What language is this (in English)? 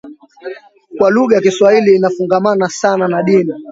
Swahili